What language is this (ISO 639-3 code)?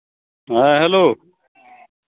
sat